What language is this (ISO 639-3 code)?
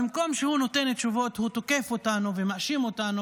heb